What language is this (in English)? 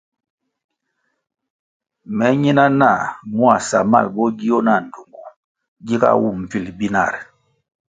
Kwasio